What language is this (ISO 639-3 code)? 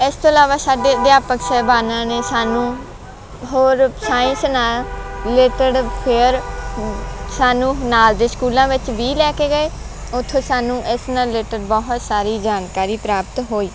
pan